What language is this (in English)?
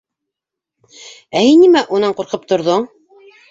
Bashkir